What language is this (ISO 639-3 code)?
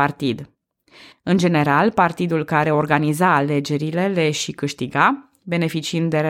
ron